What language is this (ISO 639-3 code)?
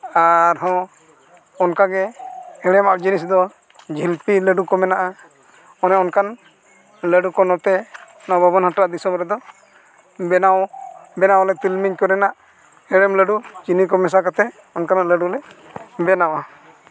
sat